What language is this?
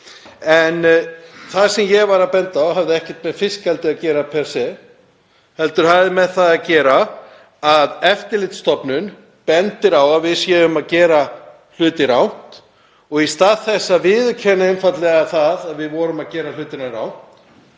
Icelandic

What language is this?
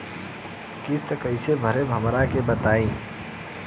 Bhojpuri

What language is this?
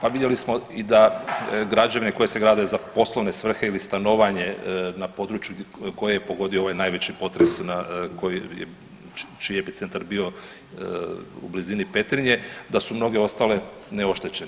Croatian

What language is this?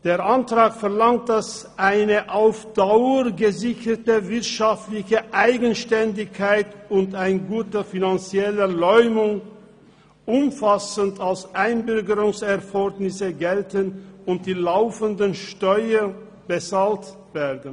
Swiss German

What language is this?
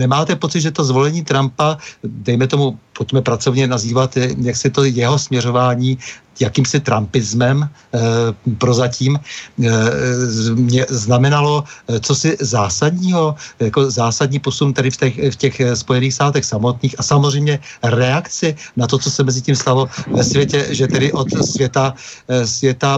Czech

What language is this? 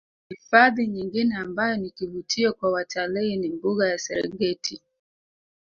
Swahili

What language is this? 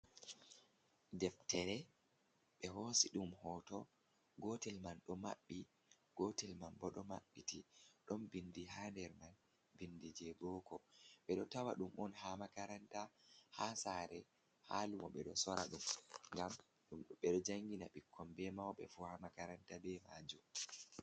Fula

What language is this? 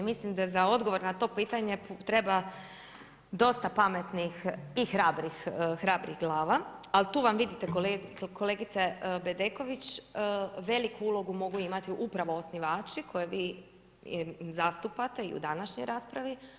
Croatian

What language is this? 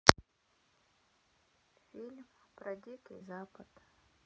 Russian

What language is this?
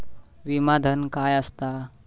Marathi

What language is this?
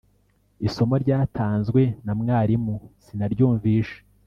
Kinyarwanda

